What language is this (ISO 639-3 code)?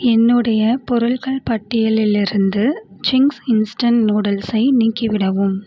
tam